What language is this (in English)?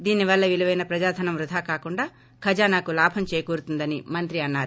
Telugu